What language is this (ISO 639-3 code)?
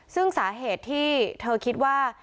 tha